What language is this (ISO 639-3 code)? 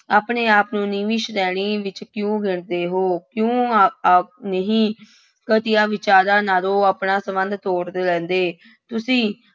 pan